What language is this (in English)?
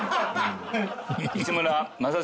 Japanese